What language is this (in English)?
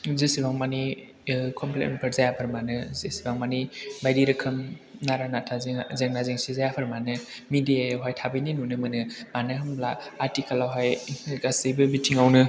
Bodo